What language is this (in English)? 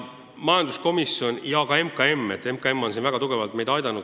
Estonian